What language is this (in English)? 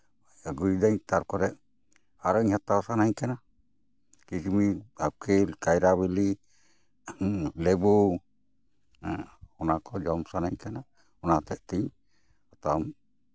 Santali